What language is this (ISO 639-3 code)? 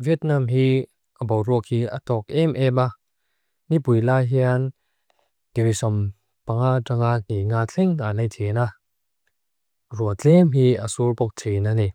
lus